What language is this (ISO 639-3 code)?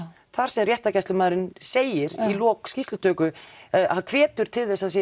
isl